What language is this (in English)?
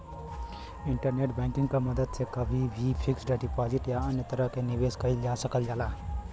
Bhojpuri